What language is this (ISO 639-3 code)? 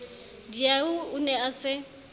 sot